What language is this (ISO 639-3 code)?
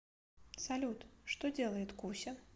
rus